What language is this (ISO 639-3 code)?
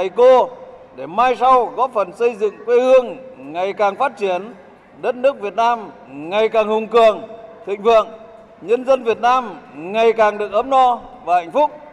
vie